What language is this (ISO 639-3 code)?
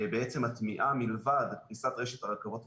heb